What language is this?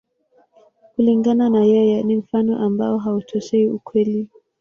Swahili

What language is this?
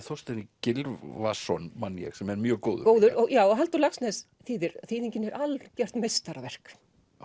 Icelandic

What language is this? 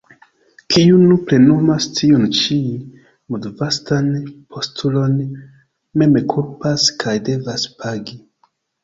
Esperanto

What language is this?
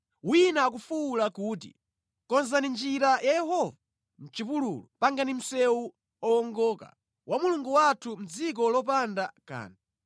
Nyanja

